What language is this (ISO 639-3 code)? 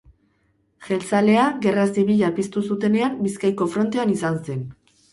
eus